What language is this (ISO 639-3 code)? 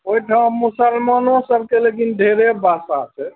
mai